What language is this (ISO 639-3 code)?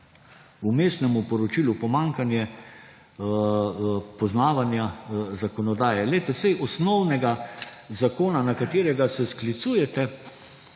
slv